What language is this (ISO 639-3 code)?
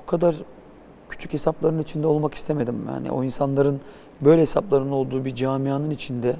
tur